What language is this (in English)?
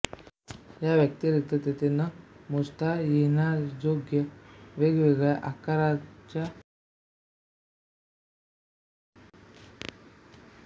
Marathi